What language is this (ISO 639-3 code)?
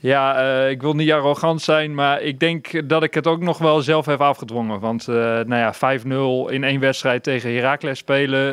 nld